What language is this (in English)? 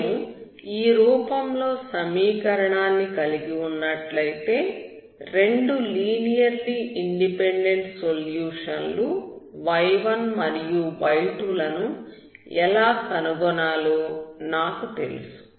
Telugu